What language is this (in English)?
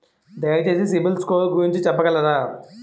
Telugu